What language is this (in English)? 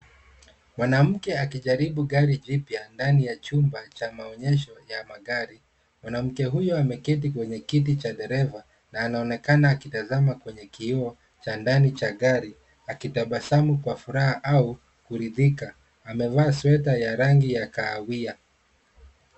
Swahili